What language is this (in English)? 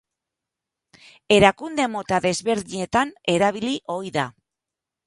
Basque